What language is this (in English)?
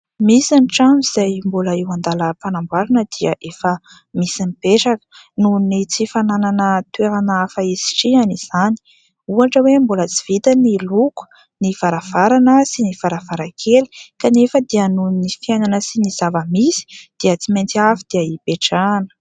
Malagasy